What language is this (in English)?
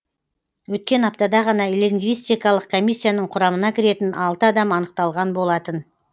Kazakh